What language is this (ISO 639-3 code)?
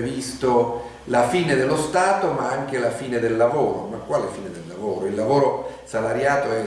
ita